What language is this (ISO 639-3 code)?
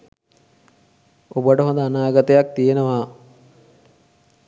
sin